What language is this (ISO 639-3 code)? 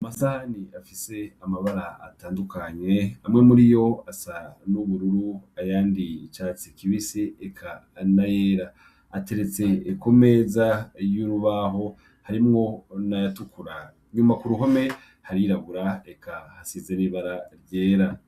run